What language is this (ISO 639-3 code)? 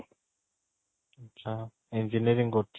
ori